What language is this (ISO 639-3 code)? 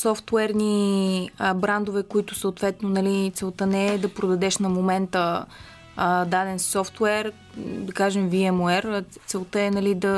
bul